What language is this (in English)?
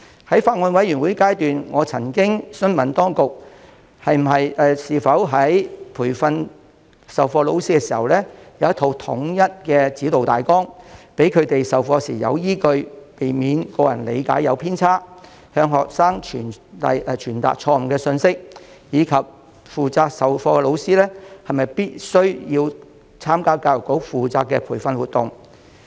Cantonese